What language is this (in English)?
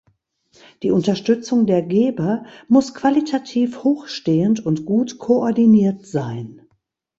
German